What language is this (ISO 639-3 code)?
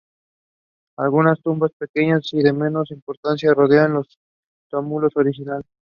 spa